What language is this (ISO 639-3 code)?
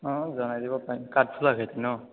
asm